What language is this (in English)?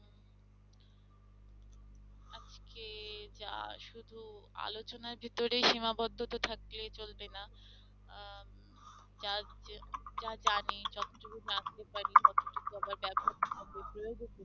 Bangla